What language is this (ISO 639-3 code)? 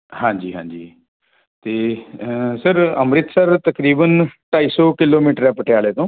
pan